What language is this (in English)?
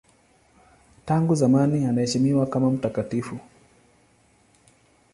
Swahili